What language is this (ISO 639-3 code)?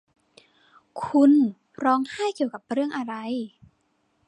tha